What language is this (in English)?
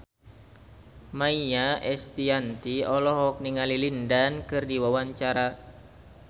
Sundanese